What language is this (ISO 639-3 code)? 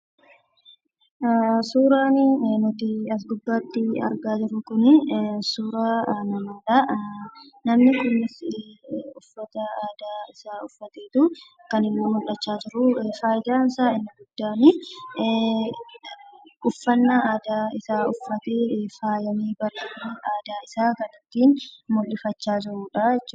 orm